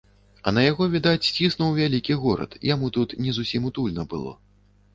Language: Belarusian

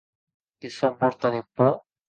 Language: Occitan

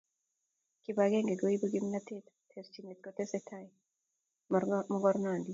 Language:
Kalenjin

